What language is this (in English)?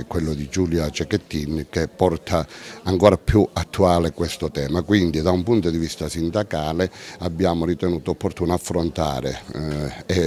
Italian